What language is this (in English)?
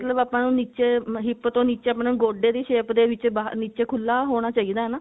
Punjabi